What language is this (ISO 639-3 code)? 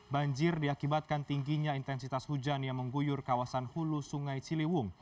ind